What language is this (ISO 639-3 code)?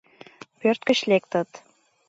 chm